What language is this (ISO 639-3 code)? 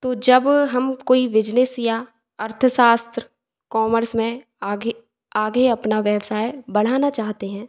hin